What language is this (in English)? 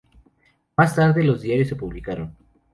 Spanish